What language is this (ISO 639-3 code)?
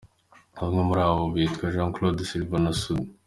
kin